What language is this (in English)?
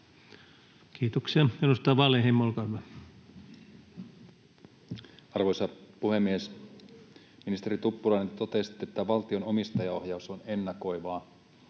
Finnish